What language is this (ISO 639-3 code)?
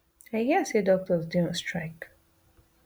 pcm